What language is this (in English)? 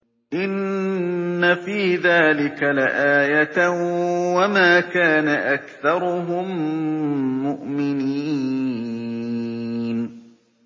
Arabic